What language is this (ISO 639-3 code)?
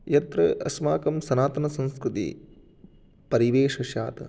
san